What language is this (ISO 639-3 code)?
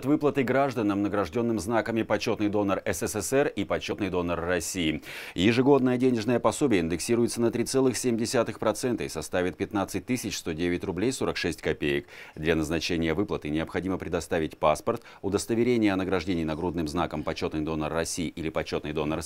rus